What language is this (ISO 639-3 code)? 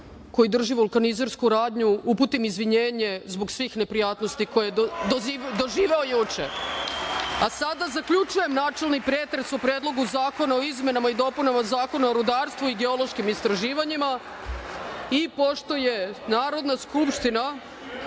srp